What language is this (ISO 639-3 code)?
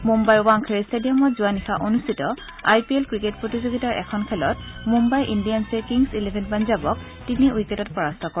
asm